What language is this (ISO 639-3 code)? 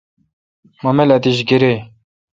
xka